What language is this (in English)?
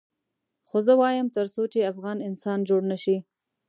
Pashto